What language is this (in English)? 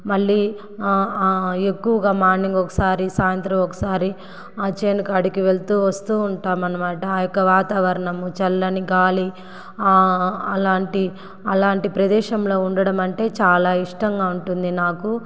Telugu